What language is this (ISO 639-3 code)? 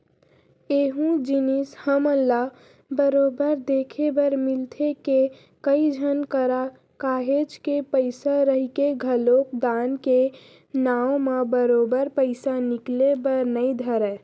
hne